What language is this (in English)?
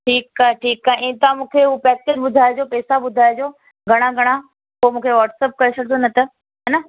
Sindhi